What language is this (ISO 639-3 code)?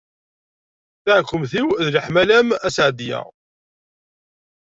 kab